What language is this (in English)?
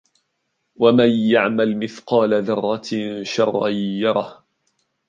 Arabic